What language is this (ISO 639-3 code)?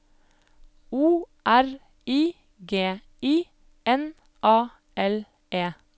nor